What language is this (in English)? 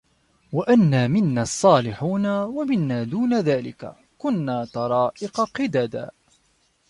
Arabic